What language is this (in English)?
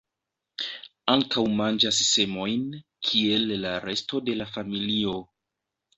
Esperanto